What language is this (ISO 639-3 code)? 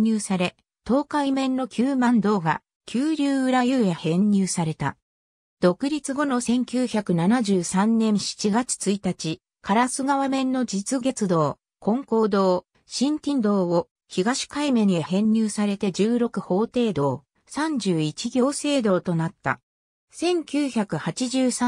jpn